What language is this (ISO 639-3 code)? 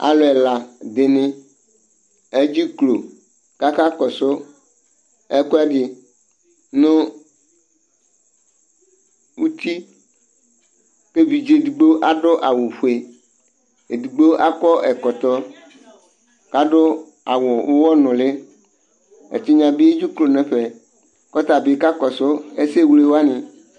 kpo